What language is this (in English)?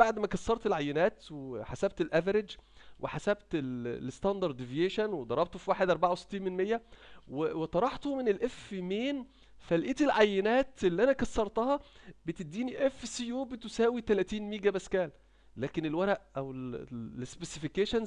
Arabic